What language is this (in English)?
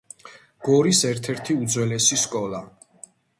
Georgian